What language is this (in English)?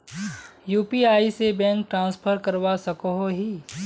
Magahi